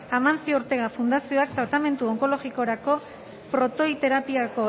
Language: Basque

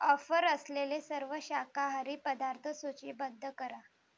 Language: Marathi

